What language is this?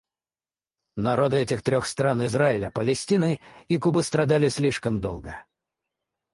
Russian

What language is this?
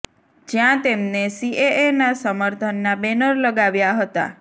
Gujarati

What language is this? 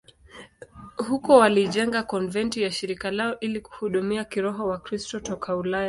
Swahili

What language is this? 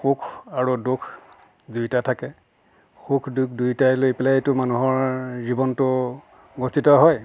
Assamese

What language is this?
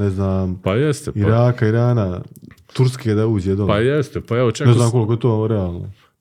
Croatian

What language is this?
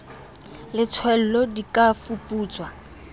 Southern Sotho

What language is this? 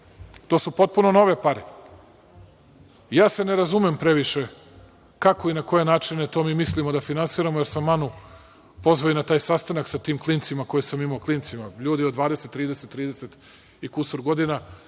Serbian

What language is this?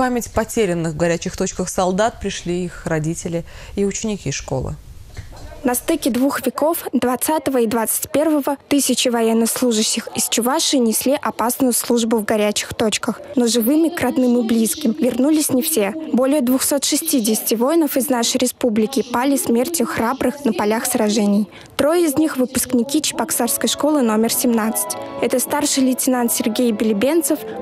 Russian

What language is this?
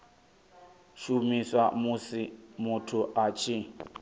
Venda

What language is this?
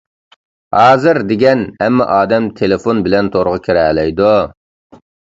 Uyghur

